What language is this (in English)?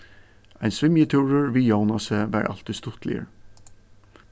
Faroese